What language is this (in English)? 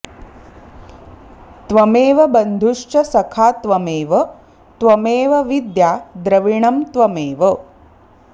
Sanskrit